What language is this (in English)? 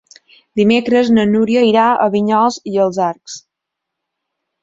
Catalan